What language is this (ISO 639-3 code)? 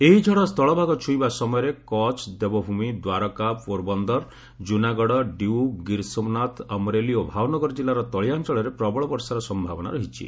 ori